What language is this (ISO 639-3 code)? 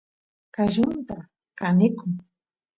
qus